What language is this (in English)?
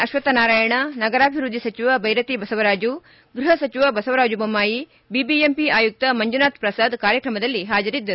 Kannada